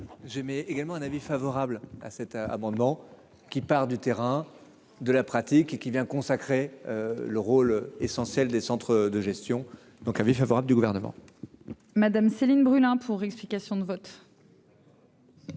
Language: French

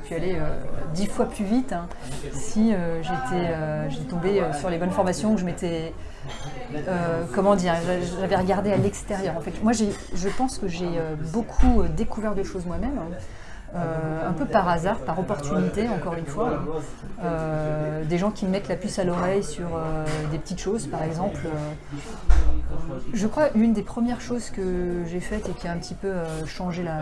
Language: French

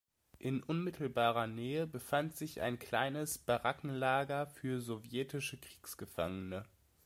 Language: German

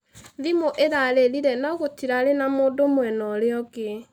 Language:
Kikuyu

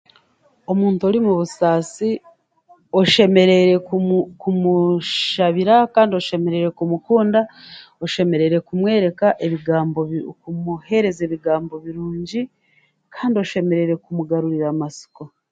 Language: Chiga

